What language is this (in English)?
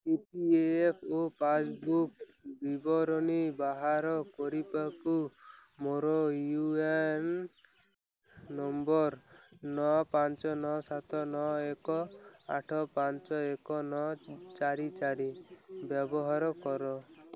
Odia